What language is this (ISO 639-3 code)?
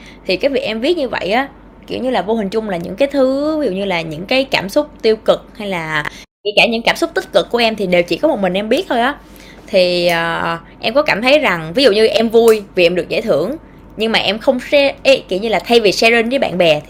vie